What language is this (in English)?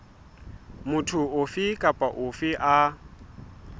Southern Sotho